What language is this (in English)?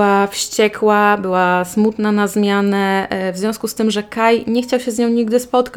Polish